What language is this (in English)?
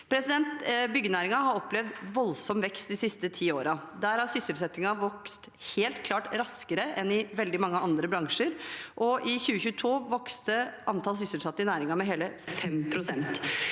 Norwegian